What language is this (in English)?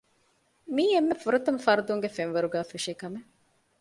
Divehi